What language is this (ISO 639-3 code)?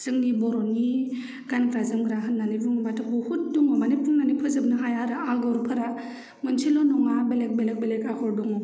brx